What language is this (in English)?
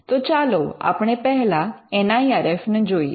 Gujarati